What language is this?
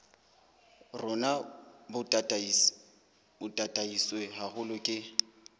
Southern Sotho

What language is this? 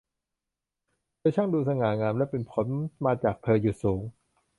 Thai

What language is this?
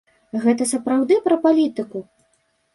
Belarusian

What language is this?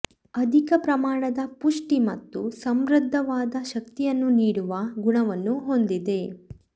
Kannada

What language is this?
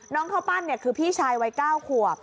Thai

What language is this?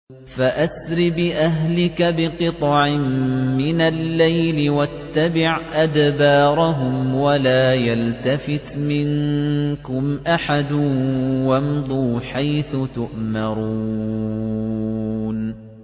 Arabic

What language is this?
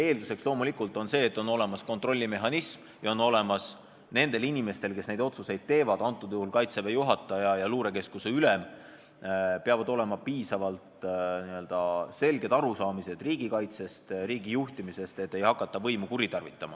Estonian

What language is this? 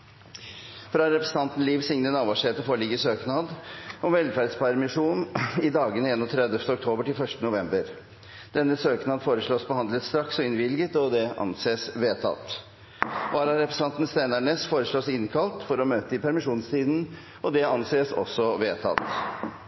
Norwegian Bokmål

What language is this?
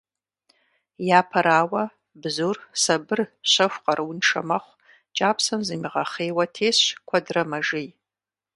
Kabardian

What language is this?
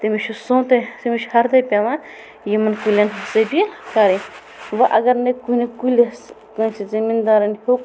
Kashmiri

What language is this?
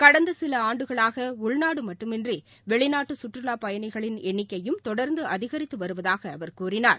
Tamil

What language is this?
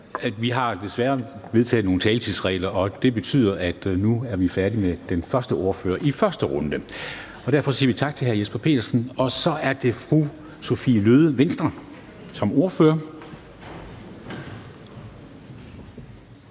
Danish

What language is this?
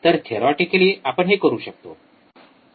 Marathi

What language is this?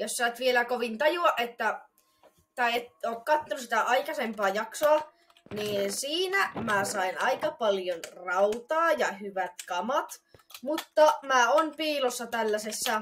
Finnish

